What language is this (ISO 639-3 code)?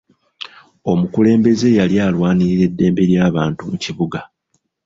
lug